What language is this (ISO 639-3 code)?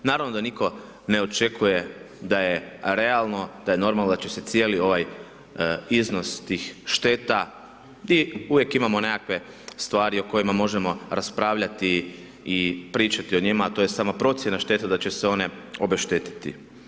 hrv